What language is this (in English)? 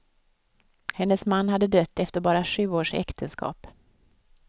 Swedish